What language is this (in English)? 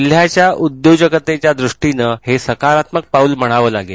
Marathi